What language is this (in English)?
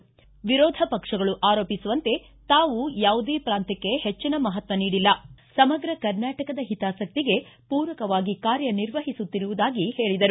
Kannada